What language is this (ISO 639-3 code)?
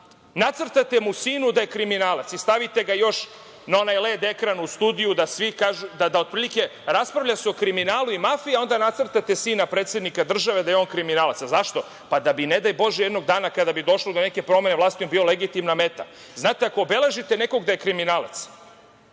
srp